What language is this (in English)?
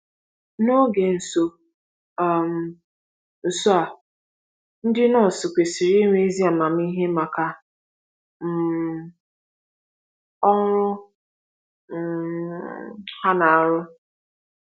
Igbo